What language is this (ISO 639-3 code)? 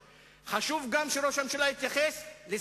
heb